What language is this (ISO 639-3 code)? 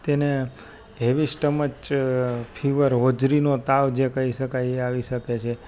guj